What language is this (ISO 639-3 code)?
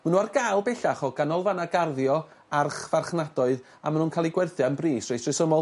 cym